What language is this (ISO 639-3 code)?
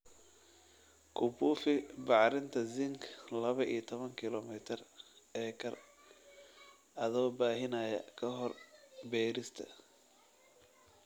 som